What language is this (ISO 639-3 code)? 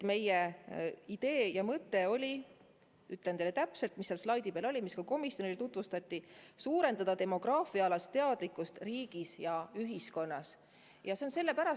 est